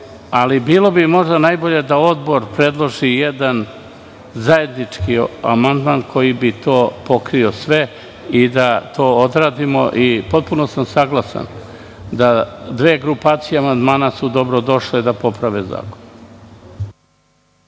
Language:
Serbian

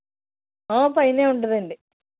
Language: Telugu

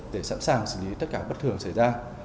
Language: Vietnamese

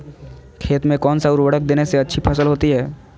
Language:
Magahi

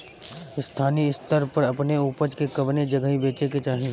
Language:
Bhojpuri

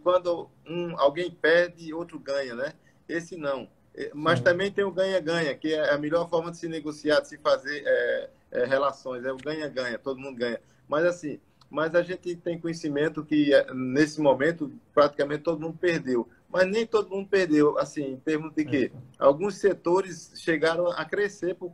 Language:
Portuguese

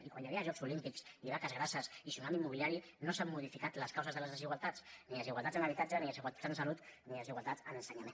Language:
Catalan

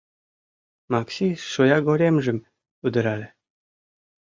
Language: Mari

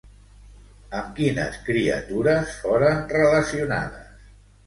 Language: Catalan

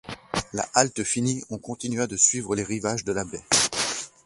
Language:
French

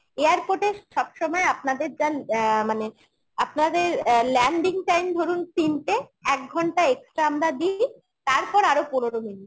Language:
Bangla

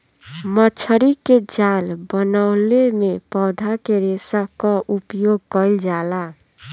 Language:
Bhojpuri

